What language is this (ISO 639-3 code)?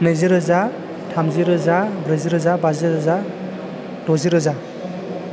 brx